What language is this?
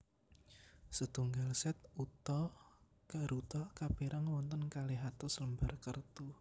Javanese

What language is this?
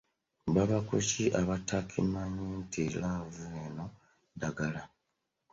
Ganda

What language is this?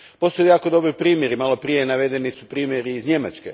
Croatian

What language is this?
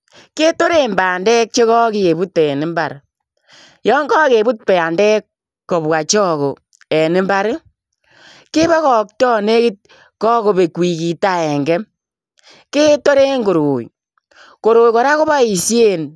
Kalenjin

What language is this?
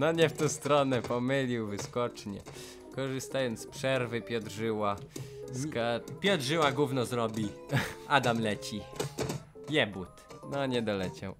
Polish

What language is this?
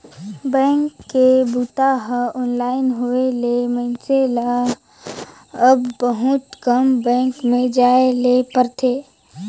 Chhattisgarhi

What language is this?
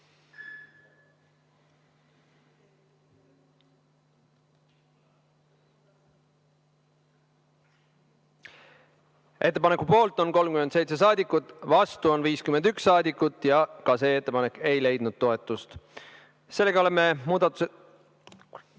Estonian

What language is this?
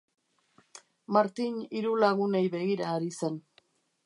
Basque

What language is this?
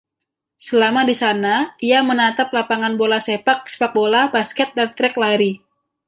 Indonesian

